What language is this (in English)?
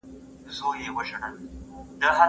Pashto